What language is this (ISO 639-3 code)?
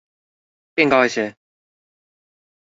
zho